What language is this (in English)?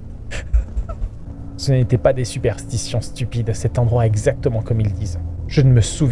French